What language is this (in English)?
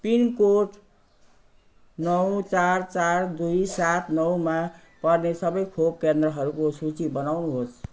Nepali